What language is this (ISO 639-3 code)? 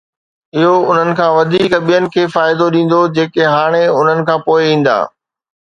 snd